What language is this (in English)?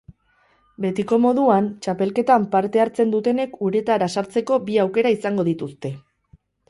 Basque